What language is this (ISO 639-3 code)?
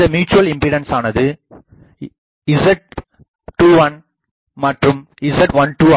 tam